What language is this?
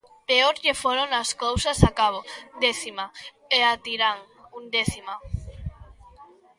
Galician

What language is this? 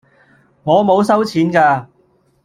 Cantonese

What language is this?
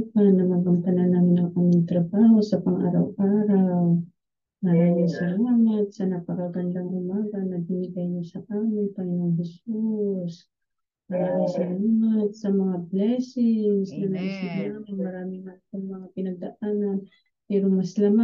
Filipino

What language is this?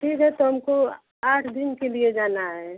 Hindi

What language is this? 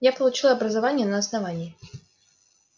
Russian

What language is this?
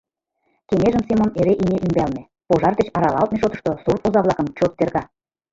Mari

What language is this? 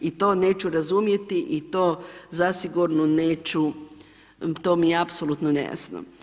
Croatian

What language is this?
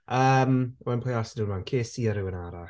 Welsh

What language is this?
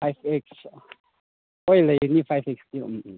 Manipuri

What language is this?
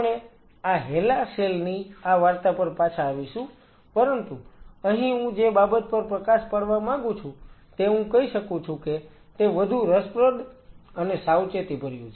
Gujarati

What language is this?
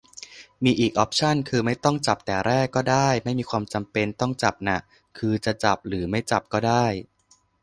Thai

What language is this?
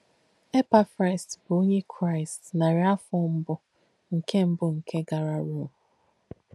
Igbo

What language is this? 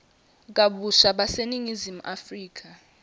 Swati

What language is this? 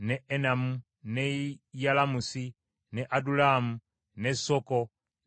Ganda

